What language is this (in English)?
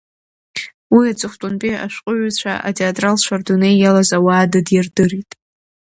Abkhazian